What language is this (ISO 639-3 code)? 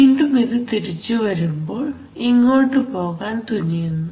mal